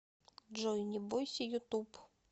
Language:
Russian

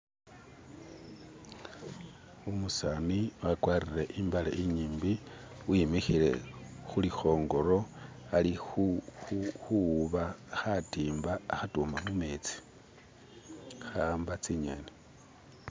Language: Masaaba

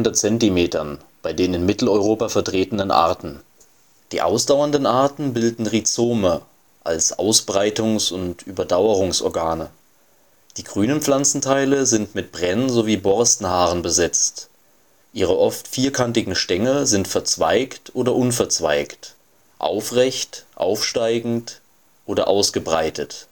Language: German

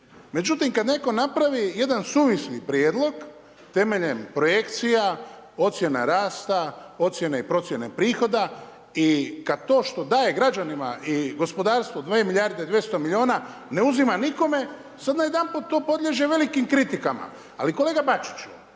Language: Croatian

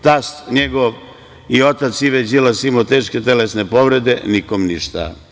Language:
Serbian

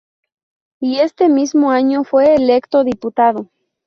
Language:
Spanish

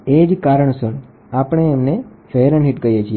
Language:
Gujarati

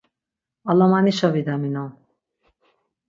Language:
Laz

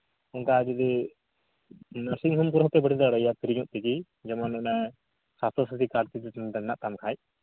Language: Santali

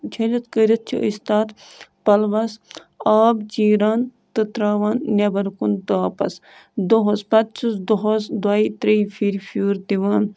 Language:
Kashmiri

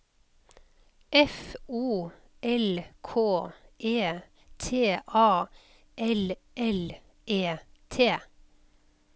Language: Norwegian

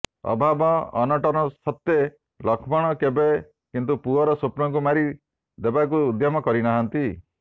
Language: Odia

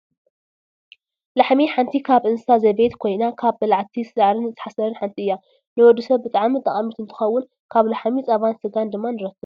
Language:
Tigrinya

